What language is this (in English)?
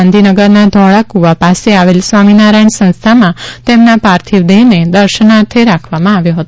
Gujarati